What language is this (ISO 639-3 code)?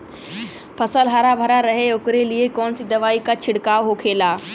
bho